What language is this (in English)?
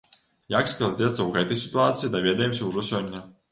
Belarusian